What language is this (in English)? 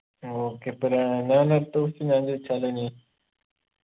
Malayalam